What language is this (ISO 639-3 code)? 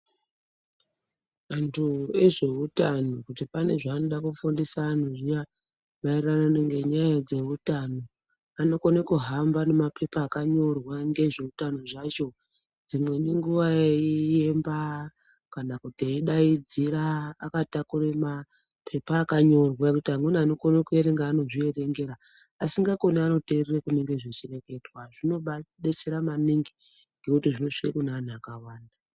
ndc